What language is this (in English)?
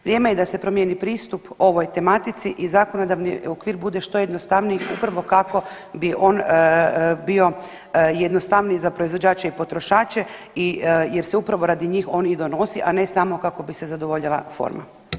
Croatian